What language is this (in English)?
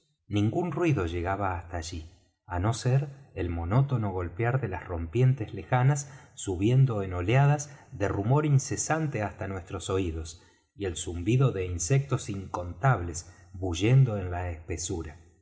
Spanish